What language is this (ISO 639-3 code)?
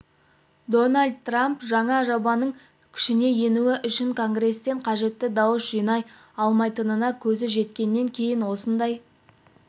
kaz